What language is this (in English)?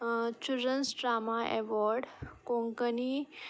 Konkani